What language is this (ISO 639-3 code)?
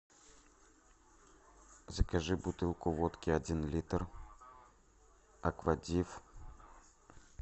rus